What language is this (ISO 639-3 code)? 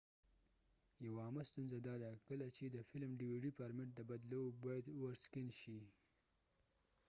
pus